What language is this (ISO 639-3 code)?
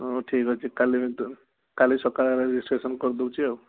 ori